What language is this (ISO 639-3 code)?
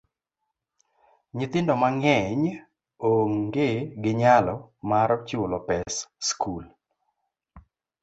luo